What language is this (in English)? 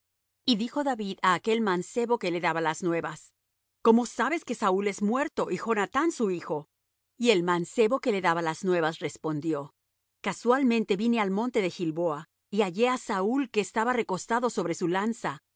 Spanish